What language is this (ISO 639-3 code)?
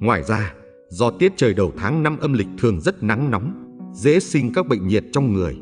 vie